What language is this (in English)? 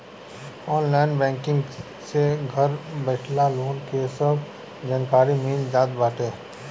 Bhojpuri